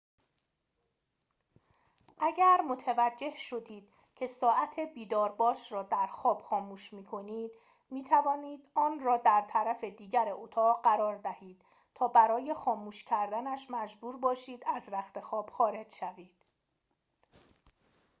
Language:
Persian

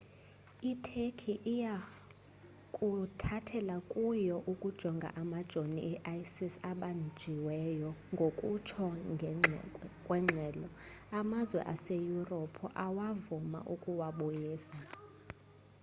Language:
Xhosa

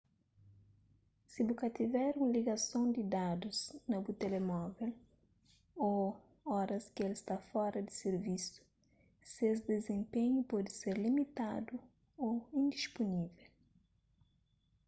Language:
Kabuverdianu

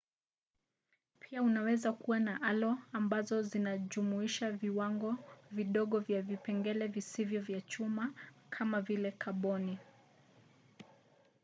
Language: Swahili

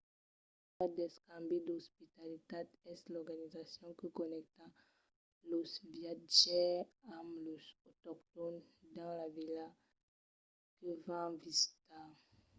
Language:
Occitan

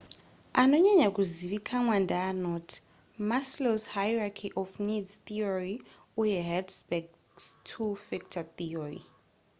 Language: Shona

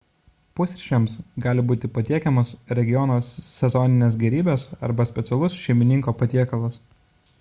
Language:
Lithuanian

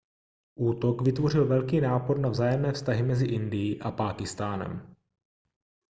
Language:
Czech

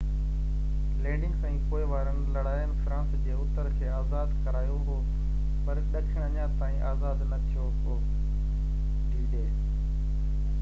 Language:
Sindhi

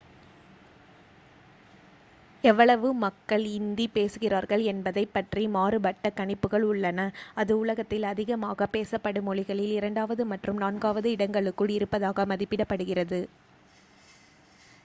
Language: Tamil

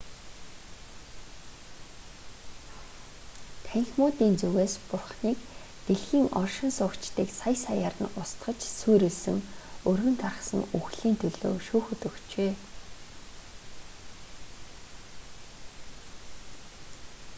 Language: Mongolian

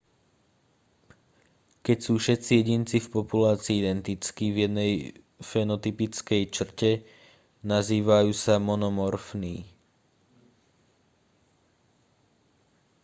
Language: Slovak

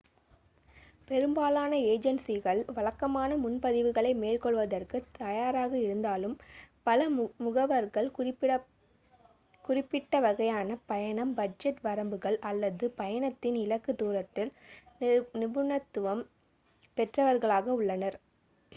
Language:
Tamil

